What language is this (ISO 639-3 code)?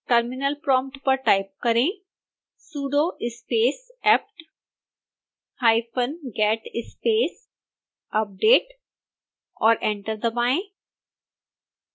hin